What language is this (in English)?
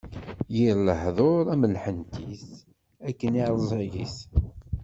Kabyle